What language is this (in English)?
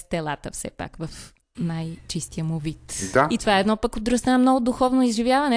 Bulgarian